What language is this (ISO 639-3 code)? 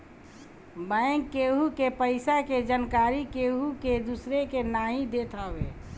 bho